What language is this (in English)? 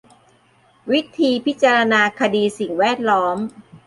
Thai